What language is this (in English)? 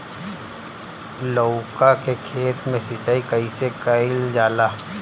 Bhojpuri